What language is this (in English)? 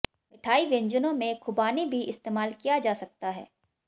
Hindi